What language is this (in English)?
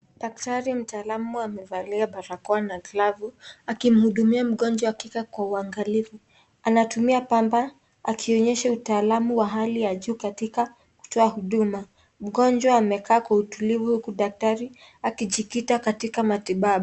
Swahili